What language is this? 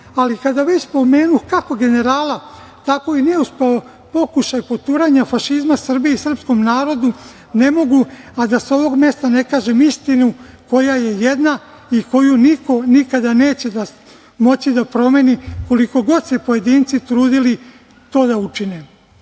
Serbian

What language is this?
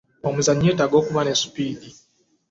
Ganda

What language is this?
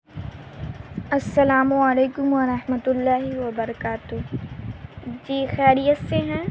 Urdu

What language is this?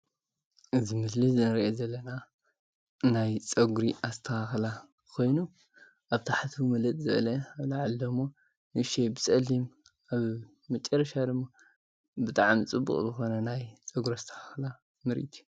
Tigrinya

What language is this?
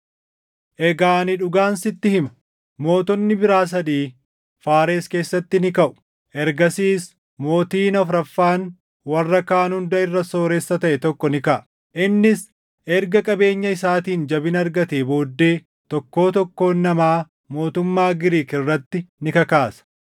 Oromo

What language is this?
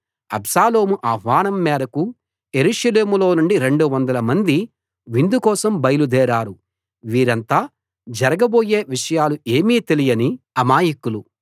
Telugu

